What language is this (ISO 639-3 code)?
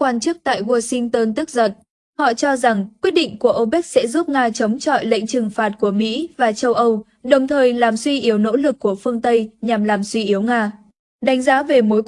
vie